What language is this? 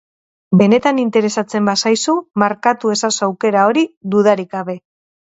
Basque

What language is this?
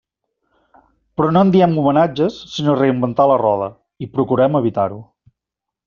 Catalan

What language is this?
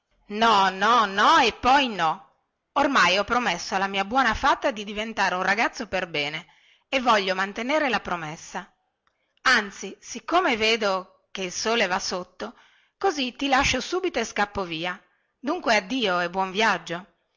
Italian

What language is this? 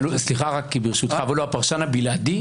Hebrew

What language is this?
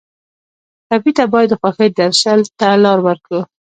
Pashto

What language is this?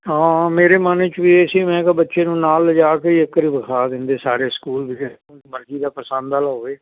Punjabi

